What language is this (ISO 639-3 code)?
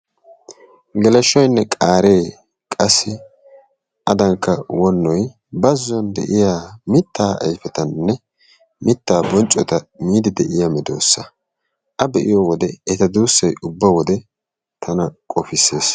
wal